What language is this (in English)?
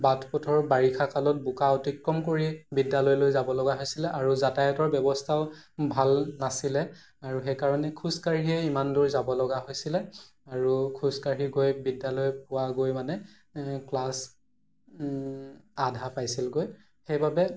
Assamese